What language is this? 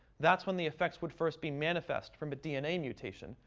English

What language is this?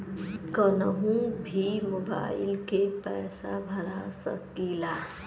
Bhojpuri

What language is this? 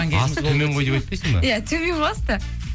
Kazakh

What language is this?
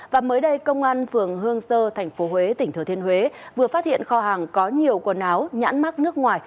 Vietnamese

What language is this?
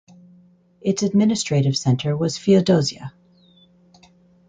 English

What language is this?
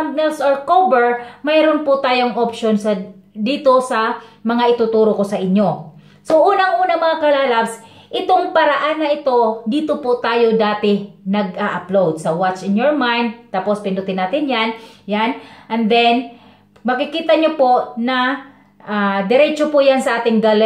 Filipino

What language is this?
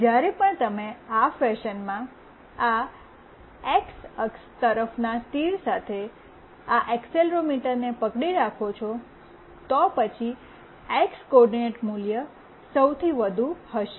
Gujarati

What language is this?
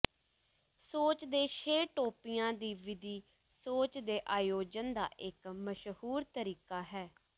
Punjabi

